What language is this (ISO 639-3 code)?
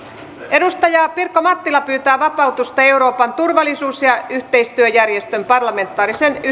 fin